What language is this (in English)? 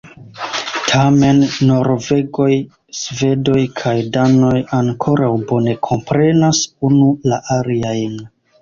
Esperanto